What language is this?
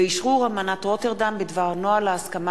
Hebrew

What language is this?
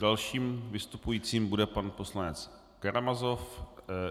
Czech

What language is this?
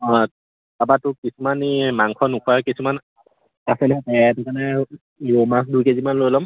Assamese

